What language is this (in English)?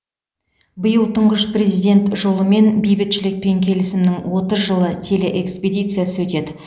Kazakh